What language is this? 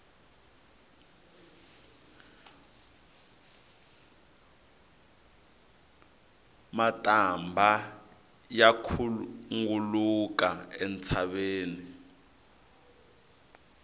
Tsonga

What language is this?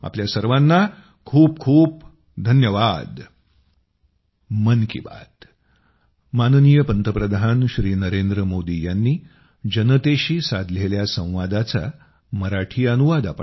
Marathi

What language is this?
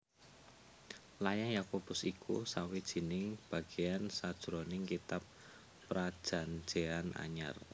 Javanese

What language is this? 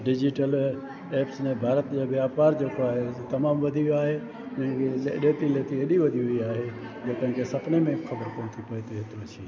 Sindhi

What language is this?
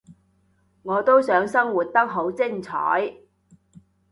Cantonese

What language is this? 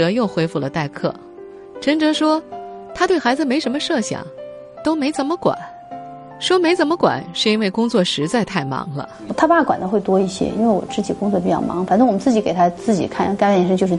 Chinese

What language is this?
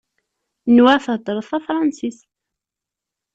Kabyle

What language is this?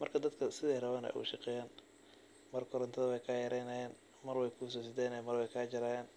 Somali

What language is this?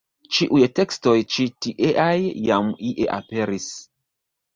Esperanto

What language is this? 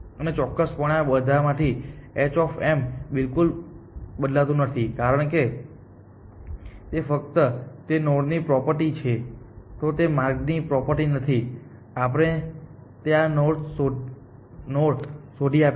Gujarati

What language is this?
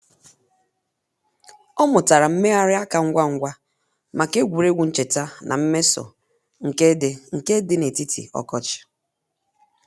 Igbo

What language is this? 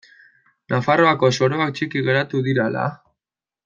Basque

